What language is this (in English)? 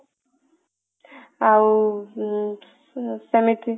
Odia